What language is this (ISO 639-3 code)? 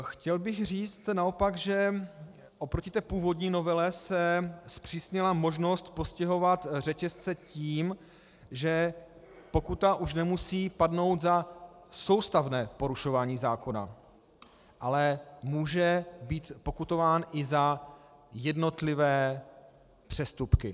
ces